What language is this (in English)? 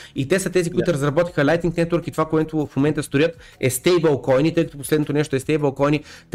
Bulgarian